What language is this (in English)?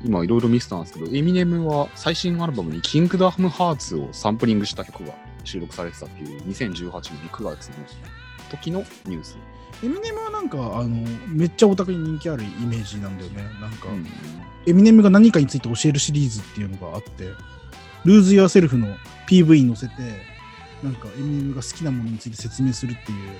Japanese